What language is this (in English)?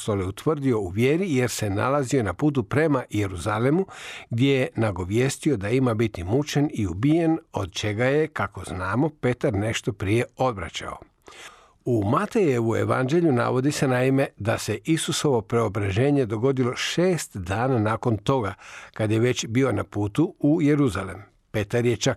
Croatian